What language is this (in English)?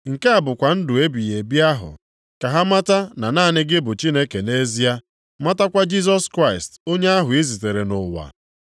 Igbo